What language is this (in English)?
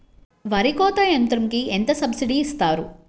Telugu